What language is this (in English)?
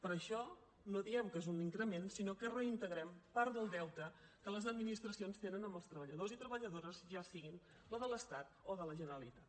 Catalan